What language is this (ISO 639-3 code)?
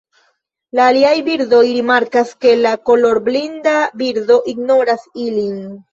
epo